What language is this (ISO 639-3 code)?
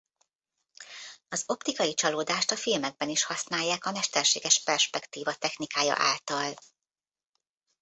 hun